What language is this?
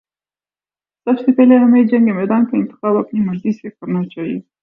Urdu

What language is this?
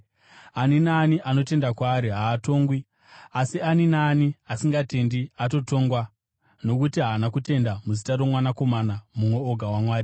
Shona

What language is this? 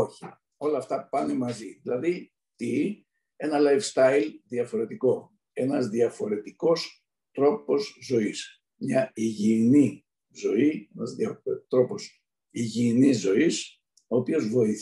Greek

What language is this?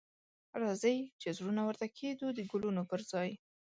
Pashto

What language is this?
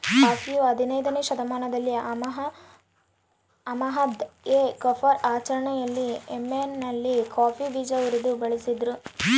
Kannada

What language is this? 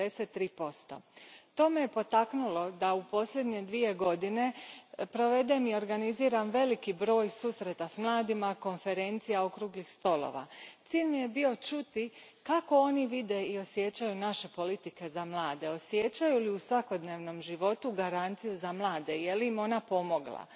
Croatian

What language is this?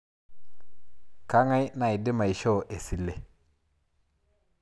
Masai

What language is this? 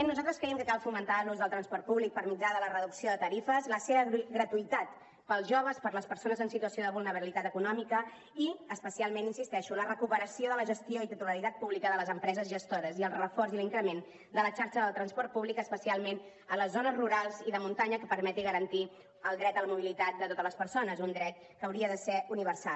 Catalan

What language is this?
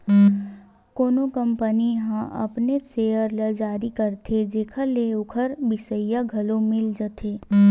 Chhattisgarhi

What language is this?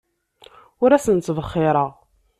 Kabyle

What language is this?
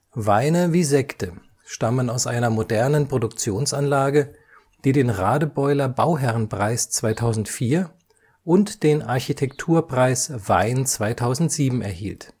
German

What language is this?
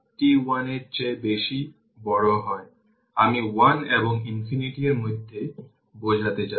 Bangla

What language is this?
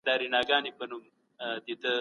Pashto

